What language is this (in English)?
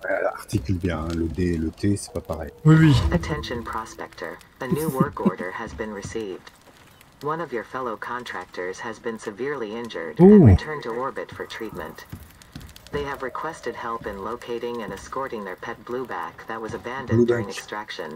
French